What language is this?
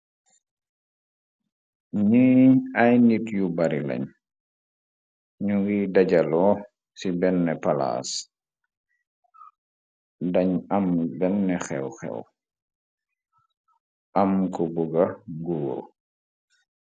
Wolof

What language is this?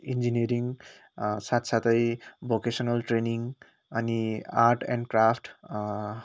Nepali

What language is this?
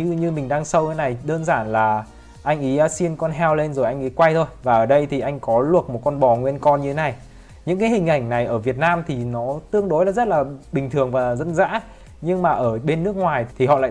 Vietnamese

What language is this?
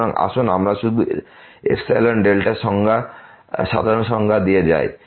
Bangla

